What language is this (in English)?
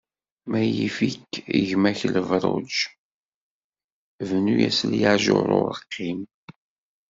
Kabyle